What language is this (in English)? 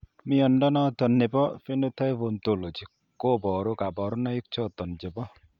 Kalenjin